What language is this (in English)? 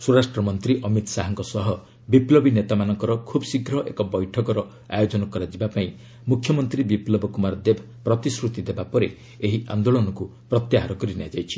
Odia